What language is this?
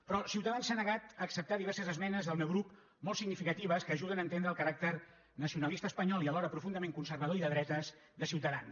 Catalan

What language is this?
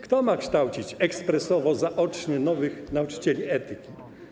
Polish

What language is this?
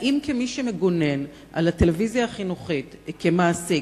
Hebrew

